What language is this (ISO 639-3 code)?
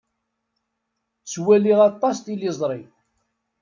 kab